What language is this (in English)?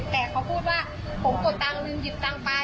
Thai